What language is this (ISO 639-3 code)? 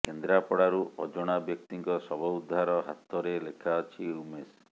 ori